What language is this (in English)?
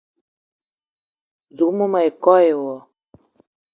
Eton (Cameroon)